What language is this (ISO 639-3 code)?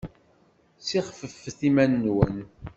kab